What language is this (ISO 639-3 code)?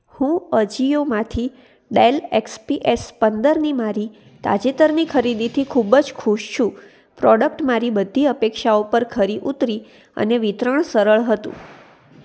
guj